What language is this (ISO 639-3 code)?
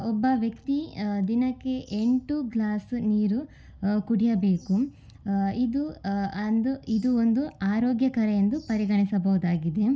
kan